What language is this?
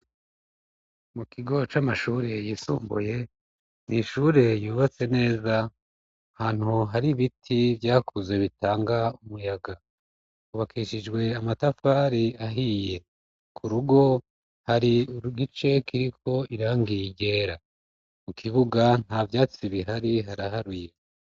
Rundi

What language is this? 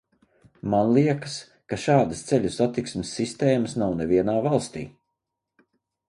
Latvian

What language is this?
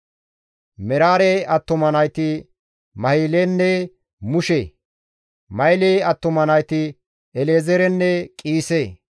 Gamo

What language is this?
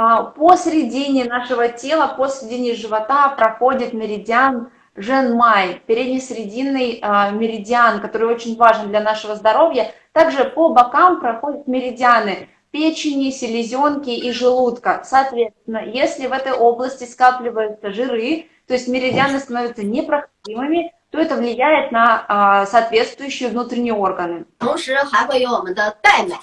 Russian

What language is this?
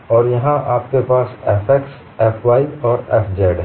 Hindi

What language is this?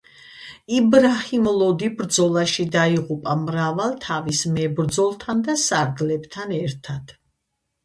Georgian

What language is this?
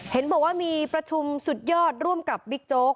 Thai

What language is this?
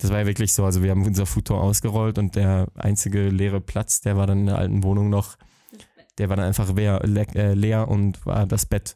German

